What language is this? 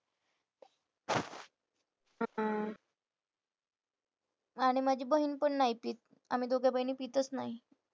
Marathi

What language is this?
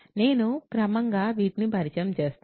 Telugu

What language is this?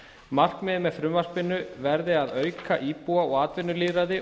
Icelandic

